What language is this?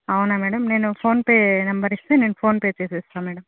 Telugu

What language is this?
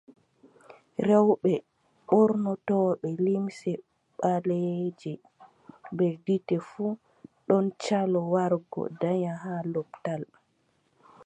Adamawa Fulfulde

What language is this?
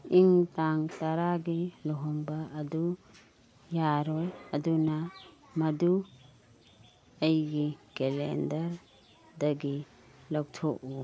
Manipuri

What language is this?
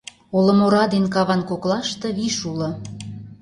Mari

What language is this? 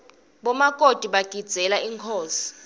Swati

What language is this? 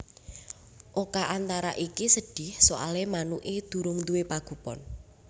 Javanese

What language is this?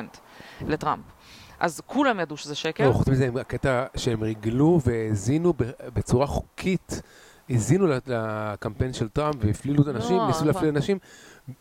Hebrew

